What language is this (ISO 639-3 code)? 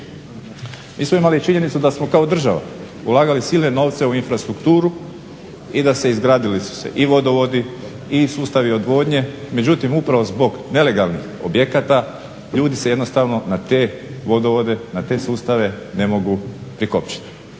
hrv